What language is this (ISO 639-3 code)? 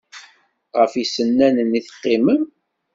kab